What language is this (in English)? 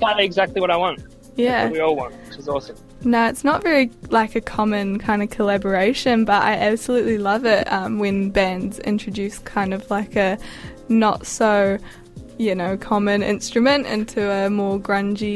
English